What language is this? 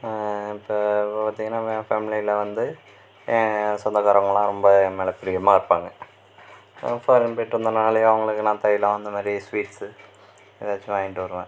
Tamil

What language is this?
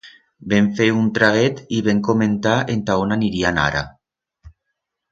Aragonese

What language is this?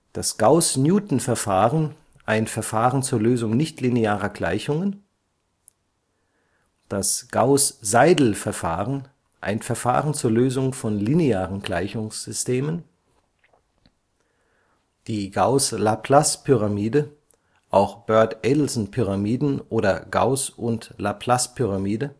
German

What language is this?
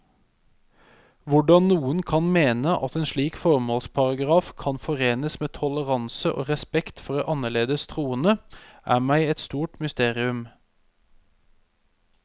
Norwegian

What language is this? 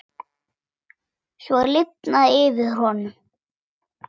Icelandic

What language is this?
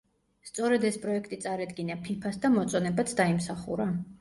Georgian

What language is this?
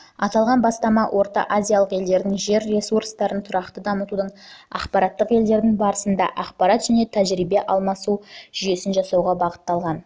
Kazakh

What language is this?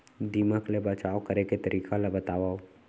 Chhattisgarhi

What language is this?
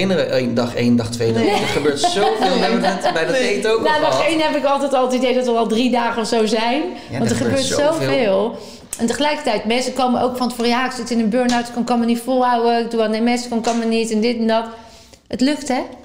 Dutch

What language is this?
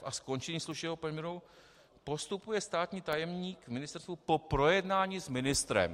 Czech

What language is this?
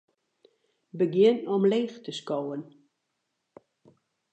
Western Frisian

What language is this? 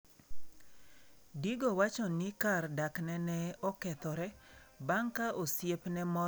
Luo (Kenya and Tanzania)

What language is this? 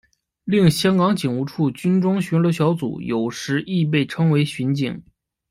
Chinese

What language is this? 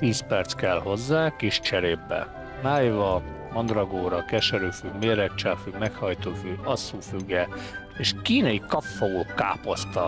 Hungarian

